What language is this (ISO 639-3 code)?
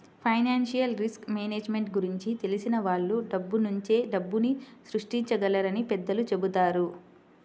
tel